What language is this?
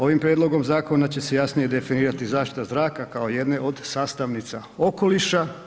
Croatian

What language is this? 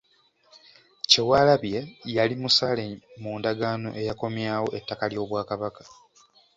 Ganda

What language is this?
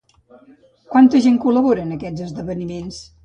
Catalan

